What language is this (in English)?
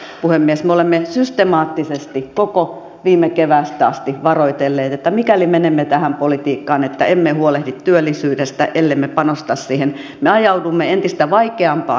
Finnish